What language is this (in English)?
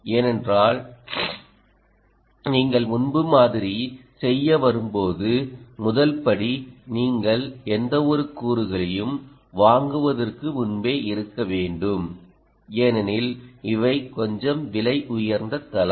Tamil